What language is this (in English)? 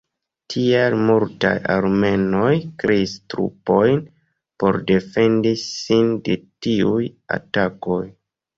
Esperanto